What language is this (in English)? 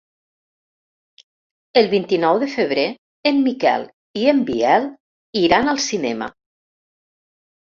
Catalan